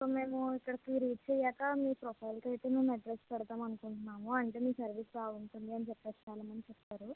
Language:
Telugu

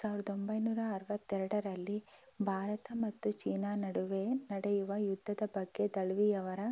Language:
Kannada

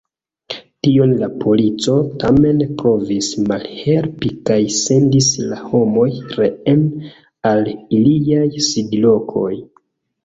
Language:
Esperanto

